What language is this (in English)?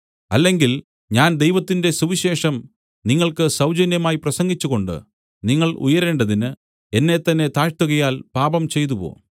Malayalam